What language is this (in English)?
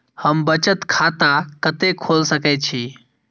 Maithili